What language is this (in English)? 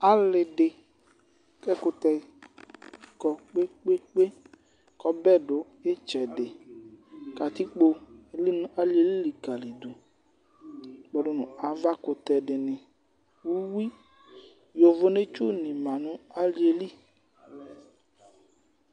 Ikposo